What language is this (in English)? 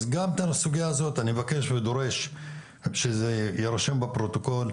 Hebrew